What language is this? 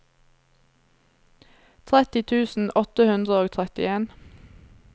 Norwegian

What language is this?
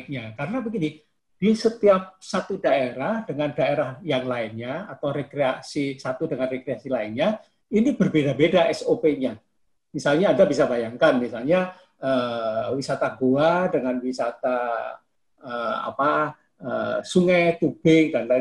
Indonesian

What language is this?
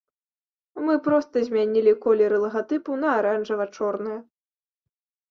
Belarusian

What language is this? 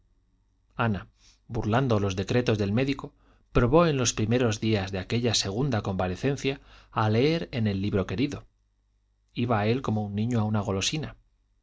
Spanish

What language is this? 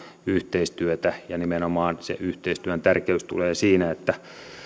Finnish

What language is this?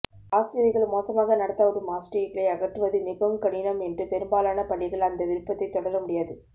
Tamil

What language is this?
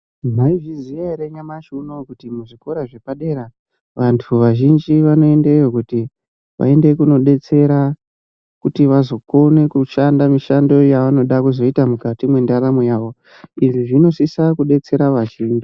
Ndau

